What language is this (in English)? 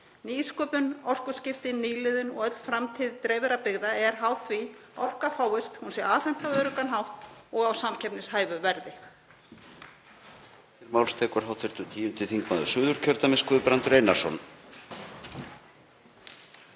Icelandic